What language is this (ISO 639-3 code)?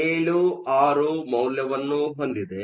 kan